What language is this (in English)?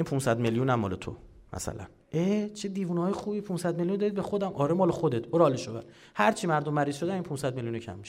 Persian